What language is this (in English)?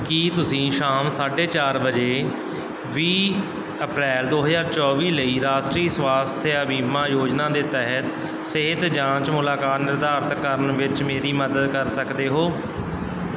Punjabi